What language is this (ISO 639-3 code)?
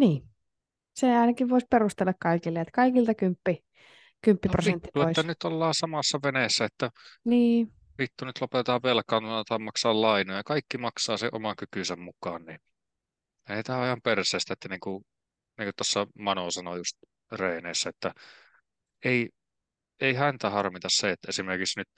fin